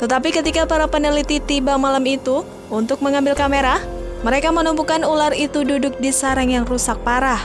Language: Indonesian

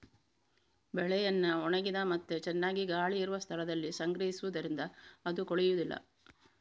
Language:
Kannada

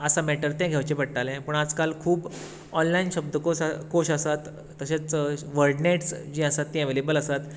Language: Konkani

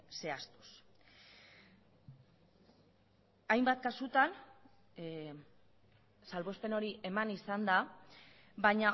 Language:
Basque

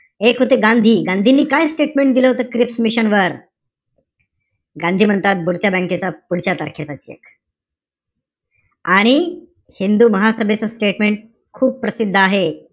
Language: Marathi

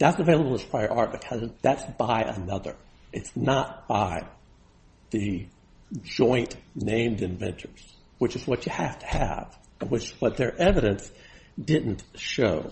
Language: English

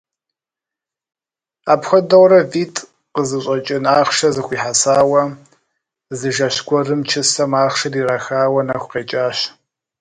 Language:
Kabardian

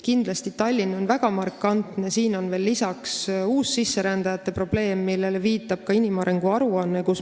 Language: Estonian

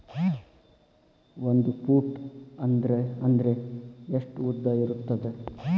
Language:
Kannada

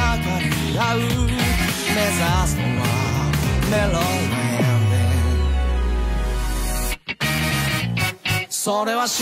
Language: Korean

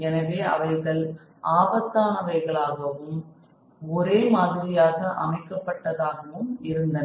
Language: Tamil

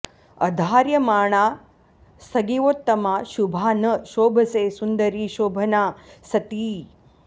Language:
Sanskrit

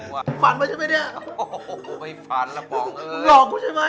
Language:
Thai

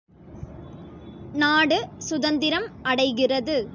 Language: Tamil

